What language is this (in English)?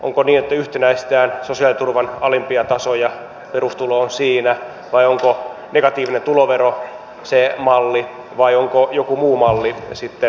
Finnish